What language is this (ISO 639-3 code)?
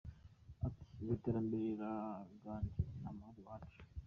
kin